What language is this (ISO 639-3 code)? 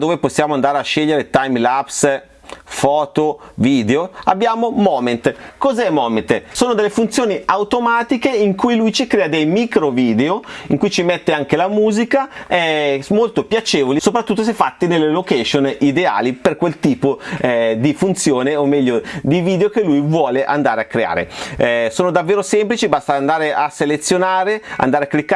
ita